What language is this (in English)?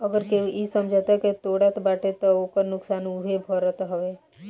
Bhojpuri